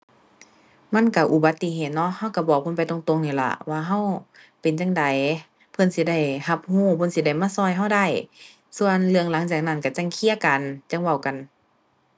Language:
Thai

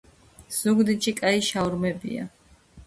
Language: Georgian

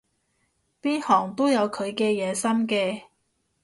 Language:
Cantonese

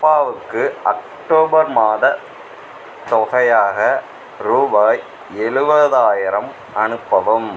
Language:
Tamil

